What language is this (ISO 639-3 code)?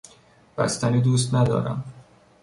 fas